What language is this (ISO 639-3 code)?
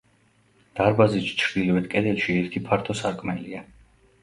kat